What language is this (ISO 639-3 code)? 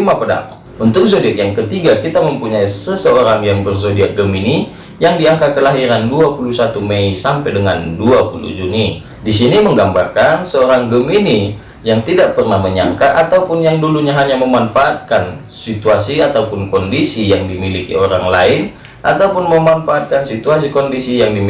ind